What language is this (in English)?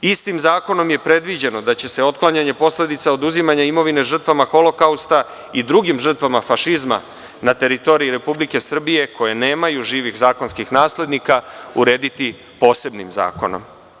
Serbian